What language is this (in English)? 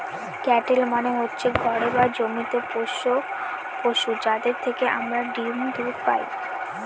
Bangla